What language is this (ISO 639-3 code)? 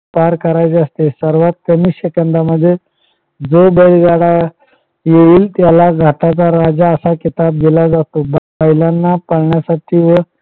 mar